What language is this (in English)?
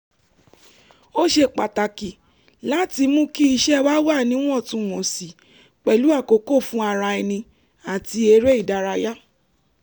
Yoruba